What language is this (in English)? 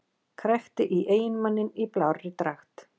Icelandic